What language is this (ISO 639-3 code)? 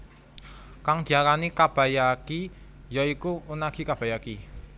jav